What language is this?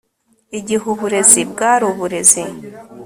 Kinyarwanda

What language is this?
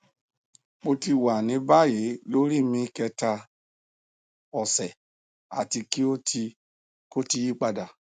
Yoruba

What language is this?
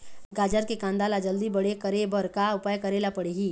Chhattisgarhi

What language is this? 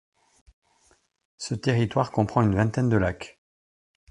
French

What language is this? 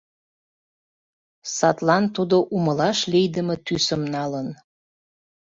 Mari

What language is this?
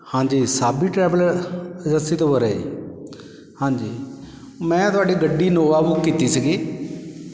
Punjabi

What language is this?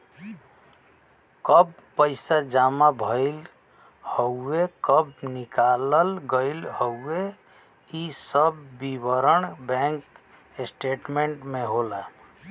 Bhojpuri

